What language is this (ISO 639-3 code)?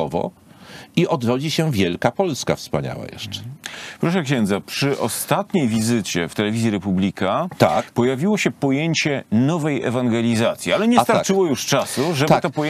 pol